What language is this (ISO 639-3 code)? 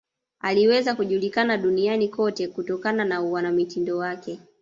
swa